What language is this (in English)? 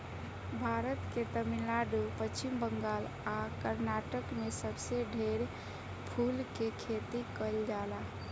Bhojpuri